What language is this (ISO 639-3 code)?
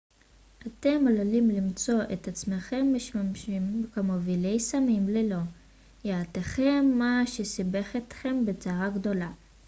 heb